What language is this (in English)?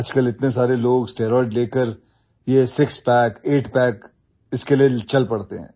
Hindi